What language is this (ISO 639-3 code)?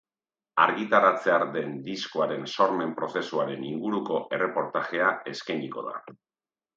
eus